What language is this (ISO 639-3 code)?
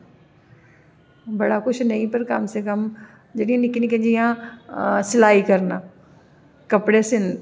doi